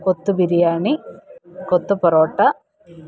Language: Malayalam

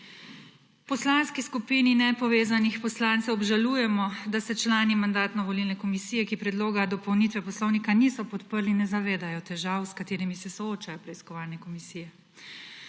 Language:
Slovenian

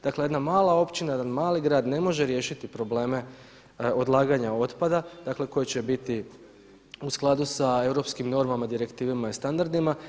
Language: Croatian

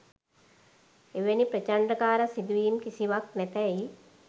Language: Sinhala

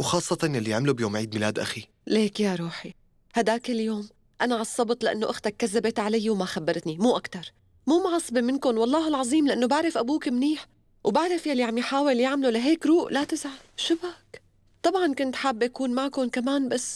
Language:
Arabic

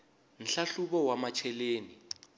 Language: Tsonga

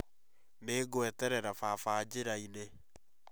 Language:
Kikuyu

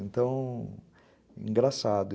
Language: Portuguese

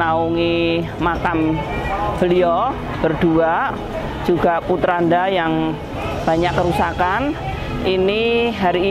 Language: Indonesian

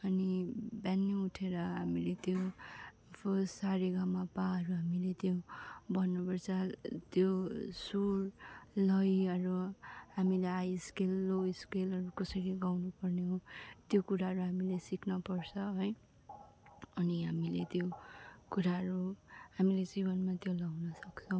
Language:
Nepali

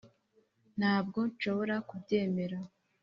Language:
Kinyarwanda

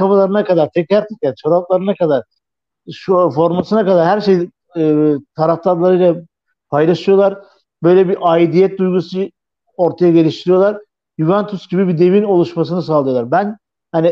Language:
Turkish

